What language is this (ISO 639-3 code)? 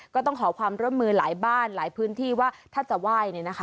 tha